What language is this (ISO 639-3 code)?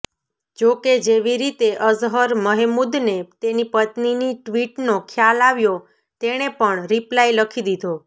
guj